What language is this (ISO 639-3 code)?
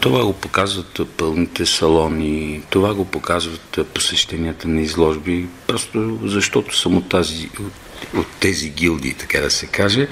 bul